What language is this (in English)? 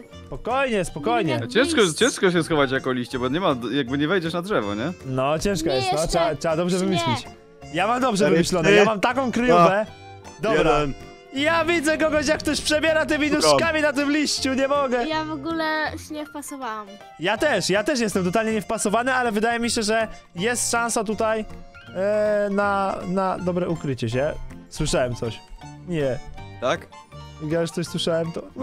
Polish